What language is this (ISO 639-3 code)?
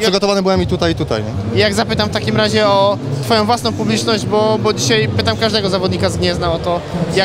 pol